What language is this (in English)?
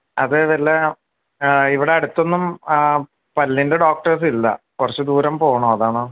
Malayalam